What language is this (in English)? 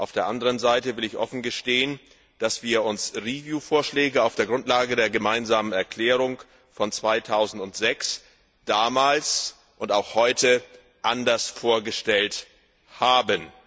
German